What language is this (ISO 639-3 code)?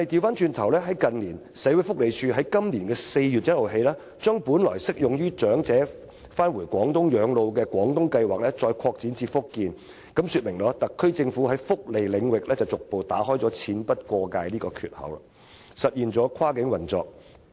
yue